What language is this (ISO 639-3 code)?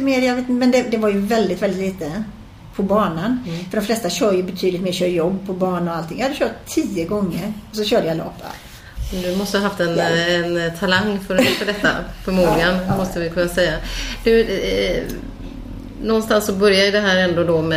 swe